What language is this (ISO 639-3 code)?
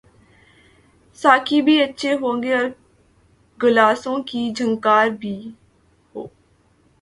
urd